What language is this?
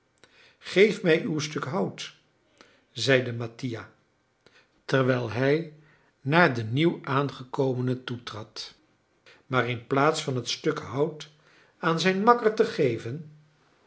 Dutch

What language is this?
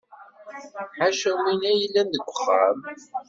Kabyle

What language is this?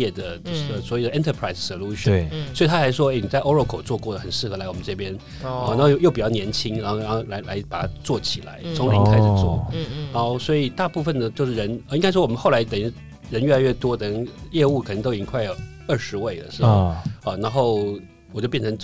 Chinese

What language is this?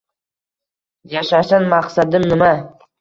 Uzbek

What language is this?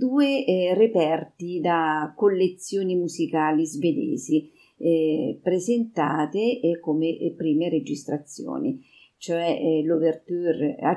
Italian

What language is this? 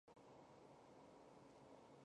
Chinese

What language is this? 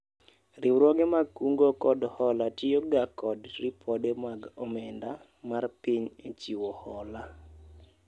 Luo (Kenya and Tanzania)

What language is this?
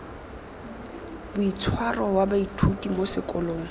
Tswana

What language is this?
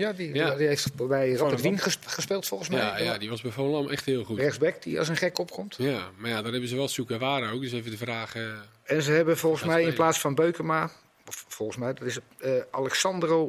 Dutch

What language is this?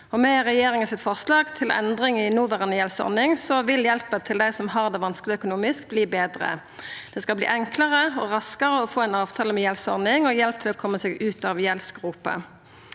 Norwegian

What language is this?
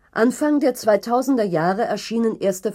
German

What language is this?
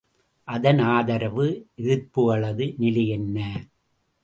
Tamil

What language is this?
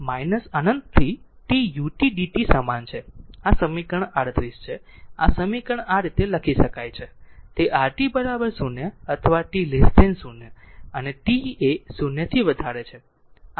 Gujarati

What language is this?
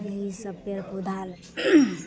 Maithili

